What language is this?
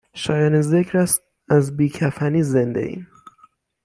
Persian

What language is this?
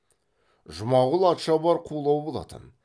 Kazakh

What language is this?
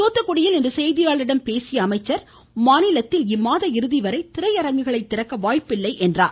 Tamil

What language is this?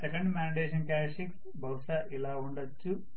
Telugu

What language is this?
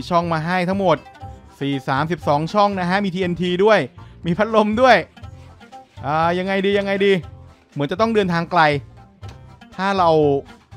Thai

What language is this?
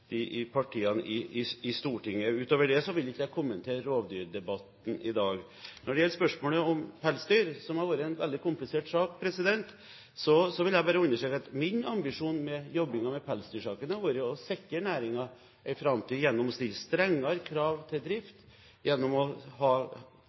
Norwegian Bokmål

